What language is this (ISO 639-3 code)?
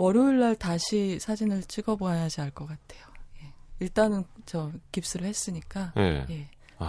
kor